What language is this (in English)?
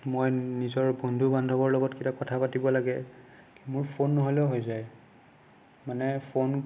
Assamese